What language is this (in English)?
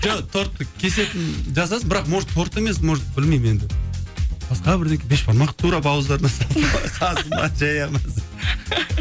Kazakh